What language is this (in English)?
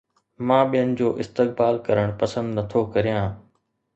Sindhi